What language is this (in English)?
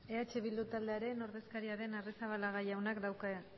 Basque